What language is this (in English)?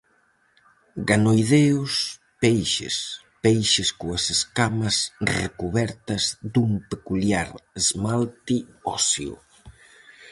Galician